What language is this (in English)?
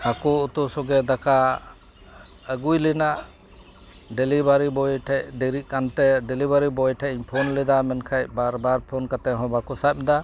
Santali